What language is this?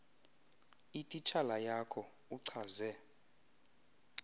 Xhosa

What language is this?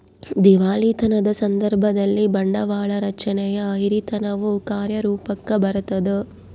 Kannada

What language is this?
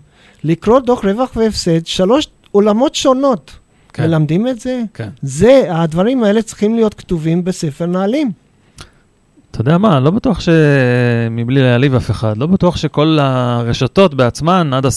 Hebrew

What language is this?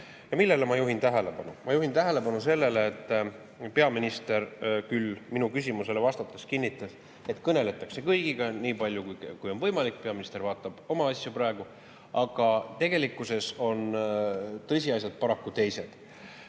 Estonian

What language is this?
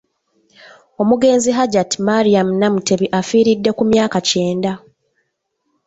Ganda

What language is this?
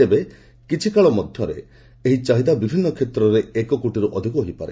Odia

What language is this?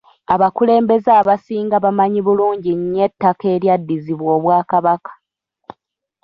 Ganda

